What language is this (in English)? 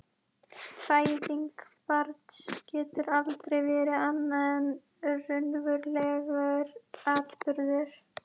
Icelandic